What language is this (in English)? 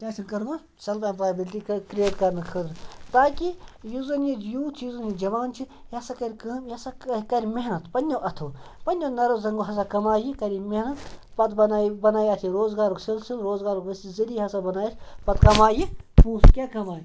Kashmiri